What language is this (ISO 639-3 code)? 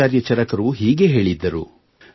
kan